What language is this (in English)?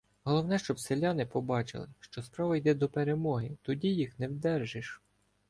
Ukrainian